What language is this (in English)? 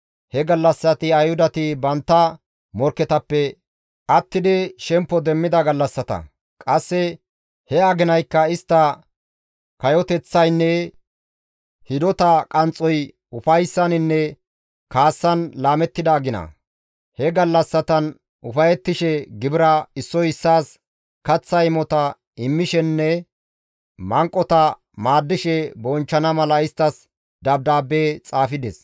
Gamo